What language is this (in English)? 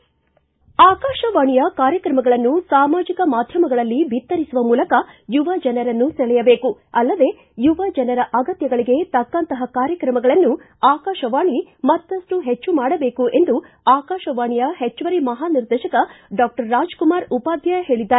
Kannada